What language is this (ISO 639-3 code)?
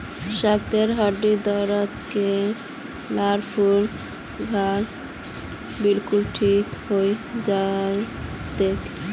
mag